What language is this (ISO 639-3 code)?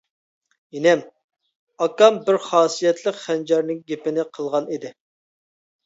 uig